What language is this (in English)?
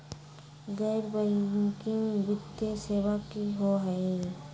Magahi